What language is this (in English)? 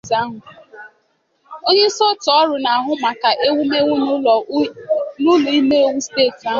Igbo